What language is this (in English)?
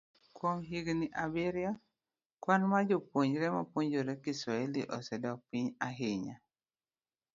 Luo (Kenya and Tanzania)